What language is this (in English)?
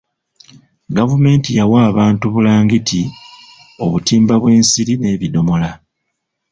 Ganda